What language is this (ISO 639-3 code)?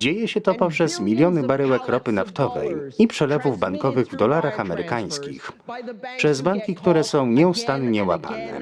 pol